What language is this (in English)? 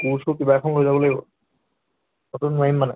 Assamese